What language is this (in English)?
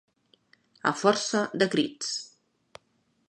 Catalan